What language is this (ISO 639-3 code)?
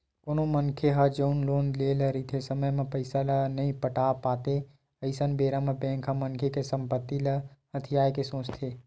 hne